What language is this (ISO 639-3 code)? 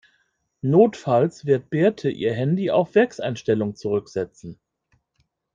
deu